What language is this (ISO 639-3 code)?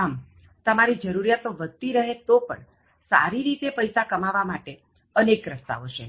guj